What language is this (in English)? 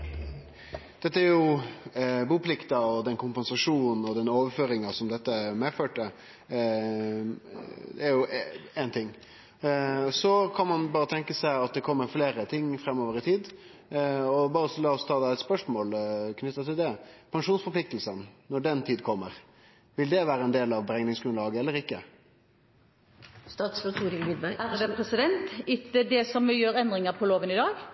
Norwegian